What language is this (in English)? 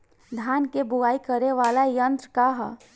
Bhojpuri